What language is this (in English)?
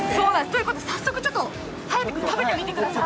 Japanese